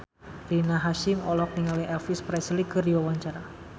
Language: Sundanese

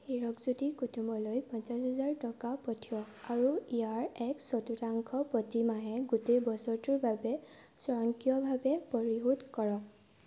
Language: Assamese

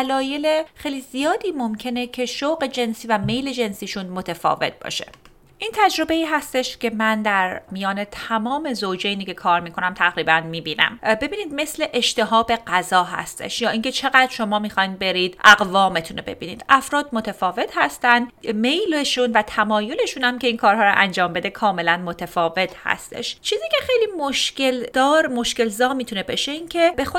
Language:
Persian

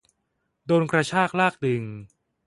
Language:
Thai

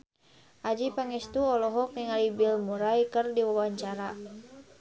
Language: Sundanese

